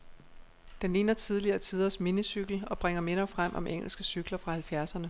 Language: Danish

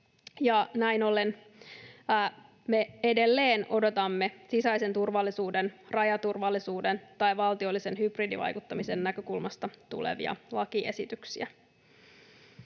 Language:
Finnish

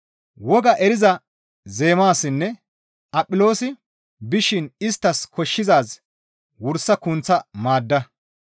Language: Gamo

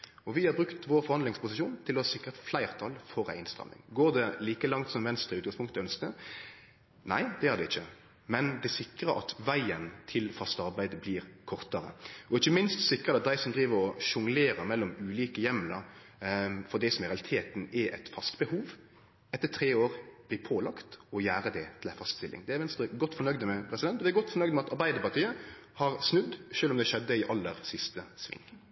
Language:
Norwegian Nynorsk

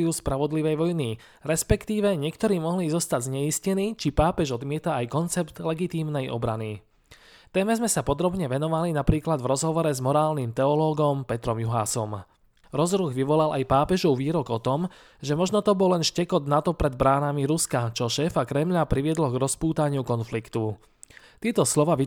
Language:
Slovak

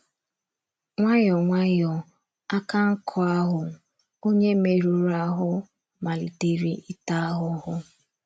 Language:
Igbo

